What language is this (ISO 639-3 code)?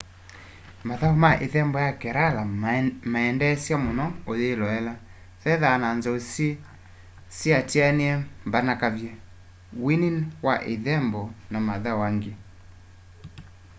kam